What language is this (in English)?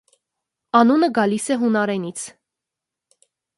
Armenian